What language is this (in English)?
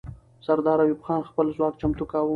Pashto